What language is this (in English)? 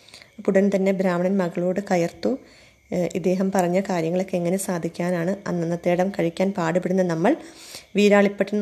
Malayalam